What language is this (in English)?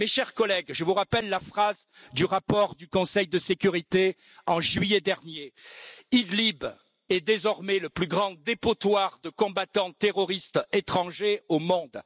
French